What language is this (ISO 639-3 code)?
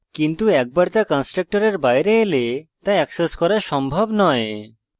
ben